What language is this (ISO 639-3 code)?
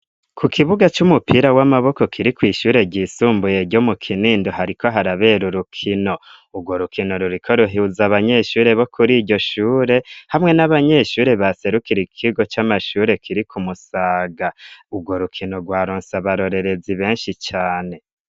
run